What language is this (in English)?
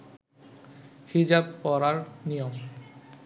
Bangla